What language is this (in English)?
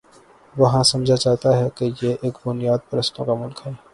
Urdu